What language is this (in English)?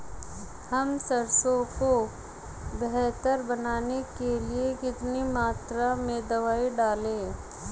Hindi